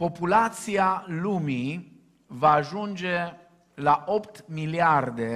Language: Romanian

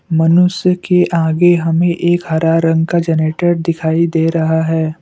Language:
Hindi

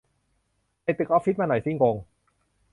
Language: Thai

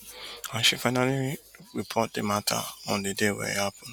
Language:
Nigerian Pidgin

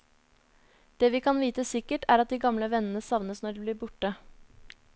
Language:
Norwegian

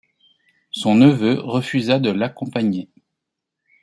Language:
French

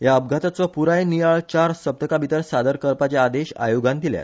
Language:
Konkani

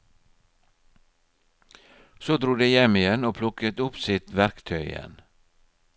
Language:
Norwegian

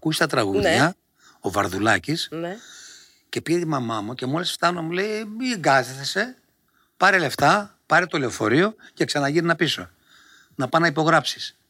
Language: Greek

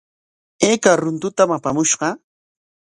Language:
Corongo Ancash Quechua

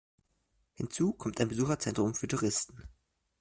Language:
German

